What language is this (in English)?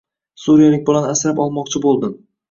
Uzbek